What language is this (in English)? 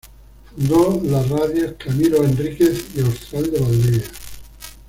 Spanish